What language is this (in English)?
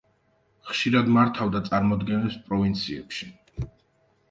Georgian